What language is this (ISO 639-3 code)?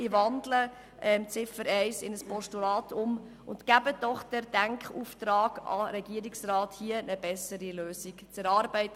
gsw